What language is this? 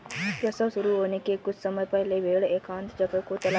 Hindi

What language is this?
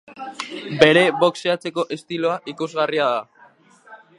Basque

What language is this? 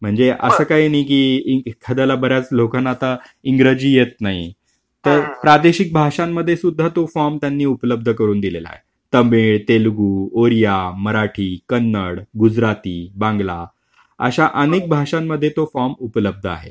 Marathi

